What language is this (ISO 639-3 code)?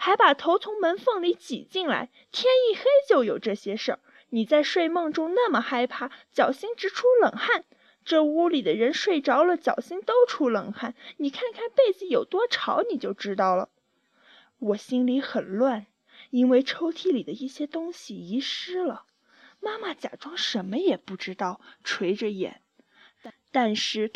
zho